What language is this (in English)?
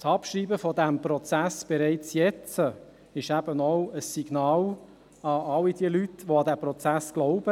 Swiss German